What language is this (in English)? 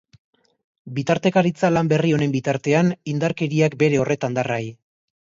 Basque